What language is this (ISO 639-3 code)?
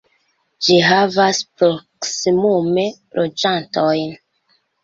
epo